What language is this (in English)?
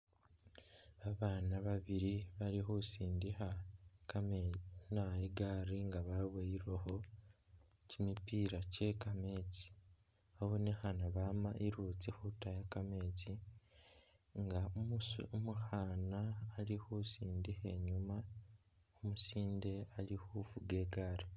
Masaaba